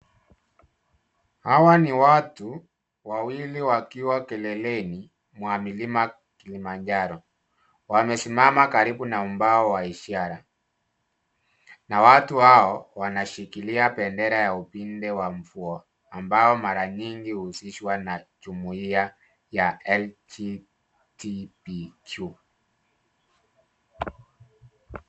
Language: Swahili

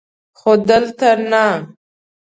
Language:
Pashto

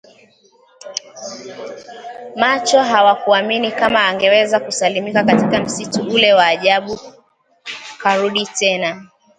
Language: Swahili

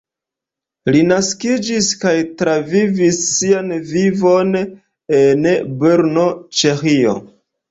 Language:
Esperanto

